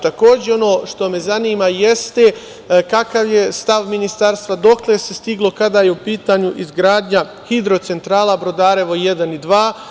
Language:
Serbian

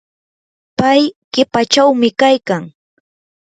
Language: Yanahuanca Pasco Quechua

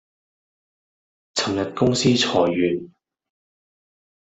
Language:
Cantonese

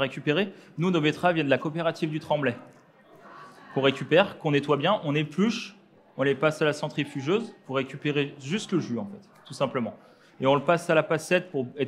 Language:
French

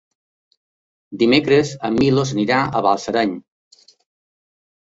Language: Catalan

